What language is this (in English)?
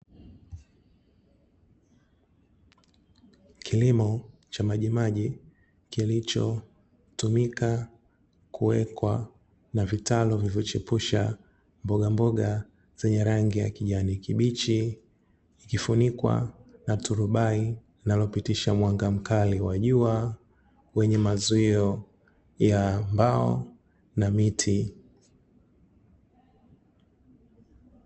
Swahili